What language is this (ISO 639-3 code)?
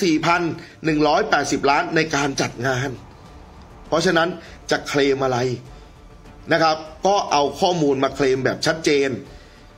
tha